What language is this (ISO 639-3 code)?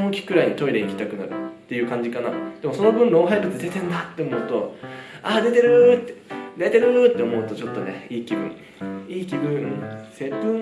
jpn